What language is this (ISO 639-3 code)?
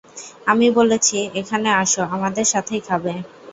ben